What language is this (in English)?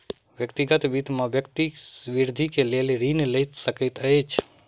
Maithili